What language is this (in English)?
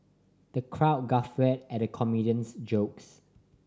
English